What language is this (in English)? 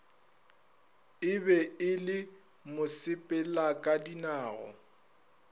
Northern Sotho